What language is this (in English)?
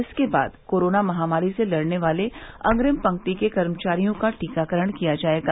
Hindi